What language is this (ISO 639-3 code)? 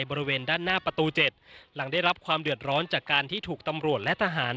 tha